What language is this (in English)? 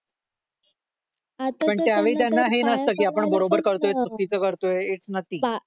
Marathi